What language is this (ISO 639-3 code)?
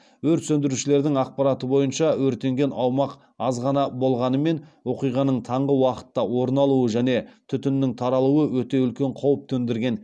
kaz